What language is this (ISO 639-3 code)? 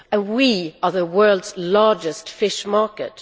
eng